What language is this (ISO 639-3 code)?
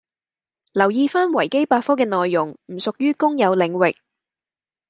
yue